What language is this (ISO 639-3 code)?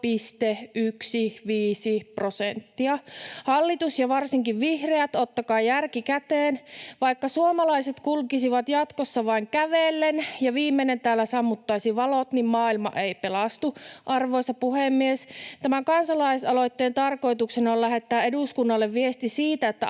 fin